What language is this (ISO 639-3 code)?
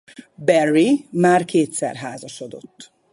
hun